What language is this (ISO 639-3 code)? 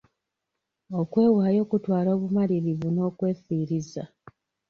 lug